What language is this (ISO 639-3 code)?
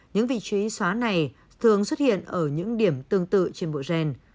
vie